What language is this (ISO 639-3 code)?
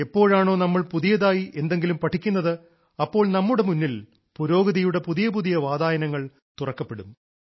mal